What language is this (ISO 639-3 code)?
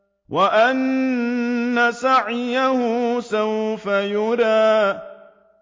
ara